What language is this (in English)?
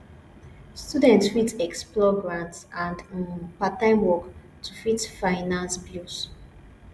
Nigerian Pidgin